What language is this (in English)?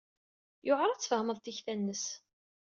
Kabyle